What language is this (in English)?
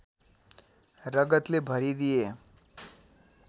Nepali